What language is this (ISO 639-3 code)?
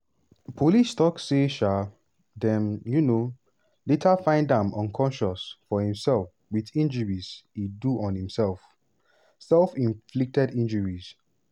pcm